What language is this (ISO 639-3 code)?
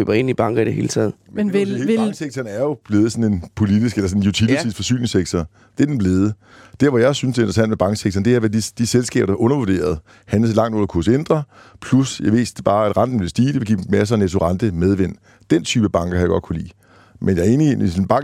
dan